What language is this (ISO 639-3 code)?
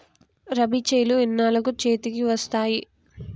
tel